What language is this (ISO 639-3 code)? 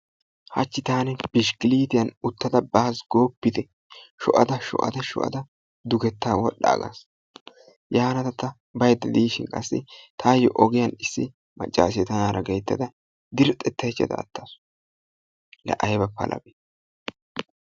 wal